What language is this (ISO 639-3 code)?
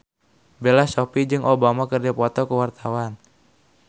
sun